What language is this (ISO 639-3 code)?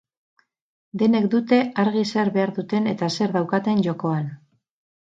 eus